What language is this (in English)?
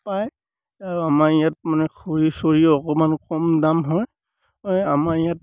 Assamese